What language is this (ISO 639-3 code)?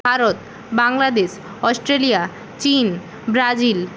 ben